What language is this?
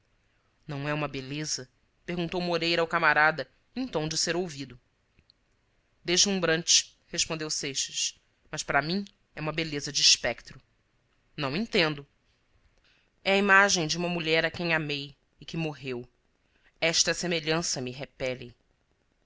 Portuguese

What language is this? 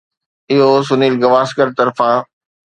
Sindhi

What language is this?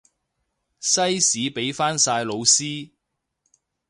Cantonese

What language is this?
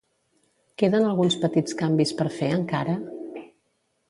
Catalan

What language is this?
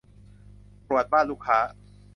Thai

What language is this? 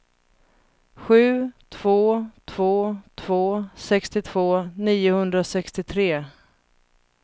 Swedish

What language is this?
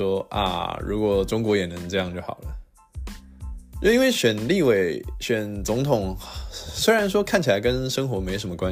Chinese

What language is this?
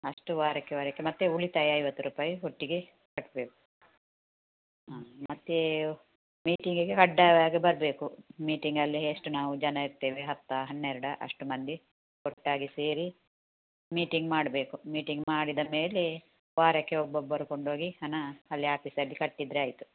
Kannada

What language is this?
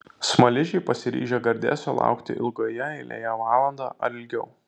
Lithuanian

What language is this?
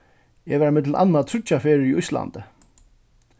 Faroese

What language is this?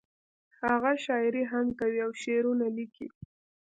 Pashto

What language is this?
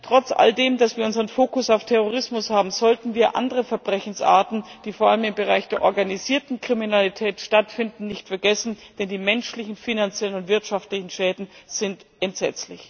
German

